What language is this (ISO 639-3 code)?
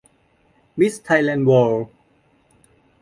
tha